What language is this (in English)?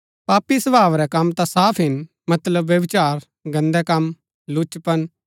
Gaddi